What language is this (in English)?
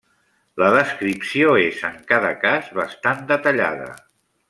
Catalan